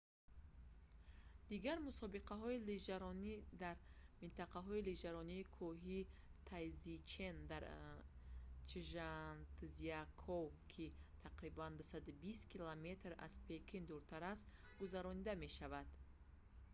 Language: Tajik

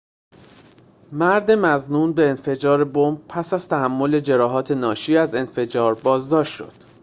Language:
Persian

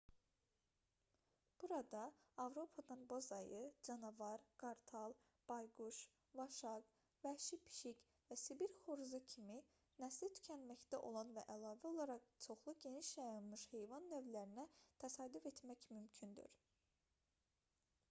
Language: Azerbaijani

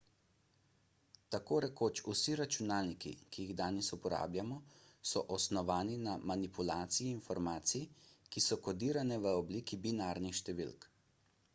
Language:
Slovenian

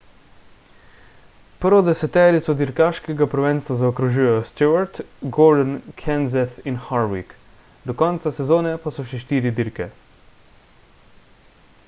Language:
Slovenian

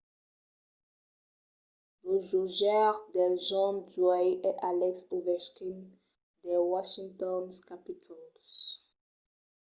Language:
Occitan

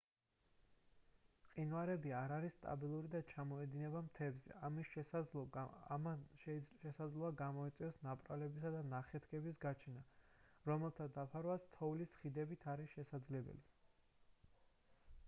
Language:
Georgian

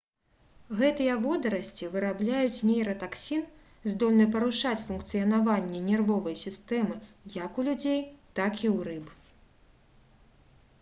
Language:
Belarusian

